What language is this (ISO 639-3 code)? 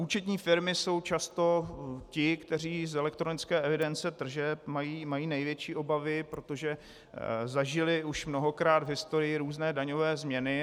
ces